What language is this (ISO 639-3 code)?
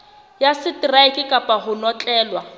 sot